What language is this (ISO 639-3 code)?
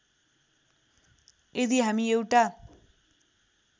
nep